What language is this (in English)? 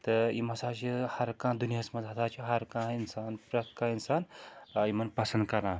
Kashmiri